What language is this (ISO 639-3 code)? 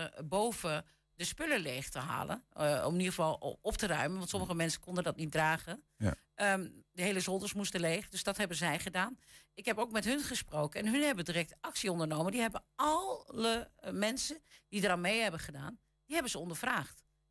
nld